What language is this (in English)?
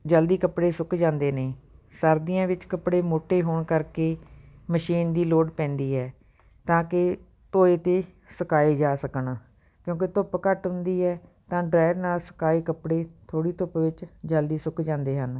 Punjabi